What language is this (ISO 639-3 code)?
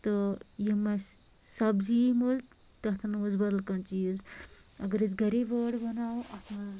kas